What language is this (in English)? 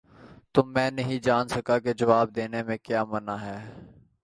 Urdu